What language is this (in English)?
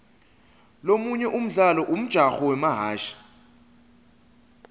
Swati